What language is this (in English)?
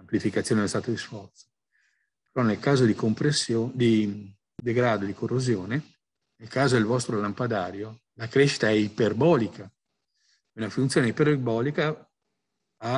Italian